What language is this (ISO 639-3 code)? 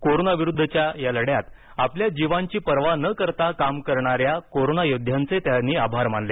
mar